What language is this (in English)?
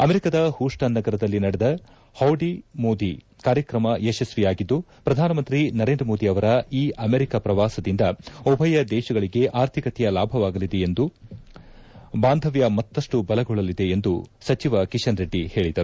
Kannada